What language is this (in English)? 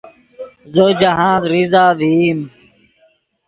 Yidgha